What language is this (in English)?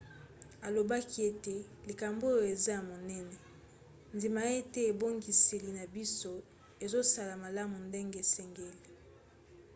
Lingala